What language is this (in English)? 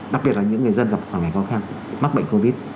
Vietnamese